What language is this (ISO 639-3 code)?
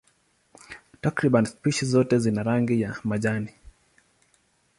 swa